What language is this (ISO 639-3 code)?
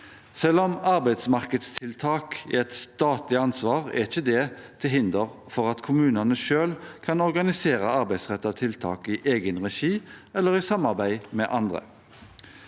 nor